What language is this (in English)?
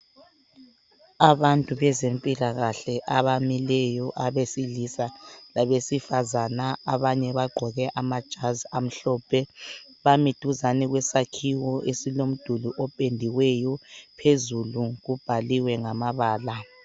North Ndebele